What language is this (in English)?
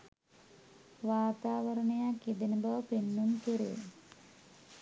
Sinhala